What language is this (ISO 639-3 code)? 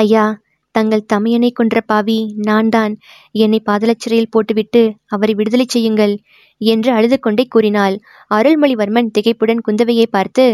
tam